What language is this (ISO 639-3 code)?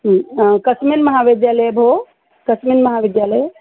san